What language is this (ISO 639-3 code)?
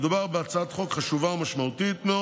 heb